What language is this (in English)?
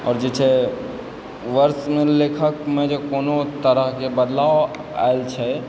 Maithili